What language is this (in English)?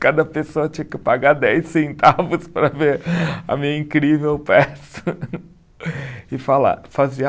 Portuguese